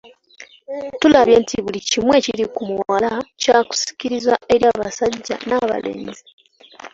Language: Ganda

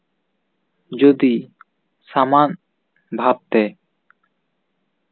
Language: Santali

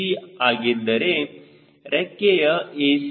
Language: Kannada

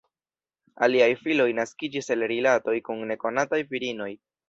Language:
Esperanto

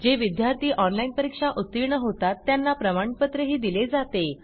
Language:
Marathi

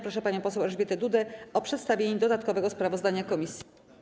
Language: Polish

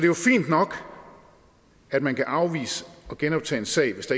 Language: Danish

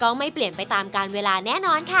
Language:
Thai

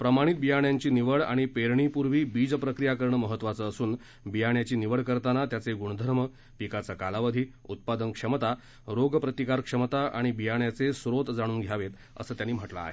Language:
Marathi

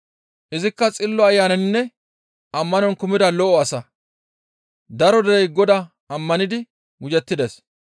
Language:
Gamo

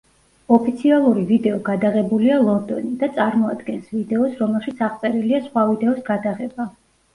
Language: Georgian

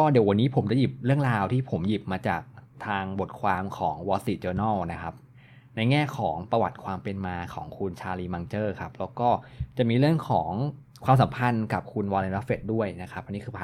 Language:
Thai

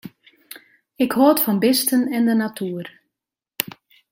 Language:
Western Frisian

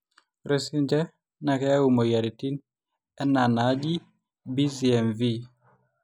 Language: Masai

